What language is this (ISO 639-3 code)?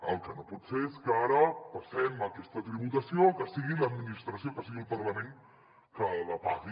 cat